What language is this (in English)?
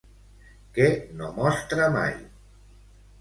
Catalan